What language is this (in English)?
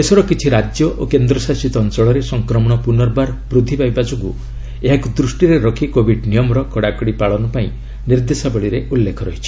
Odia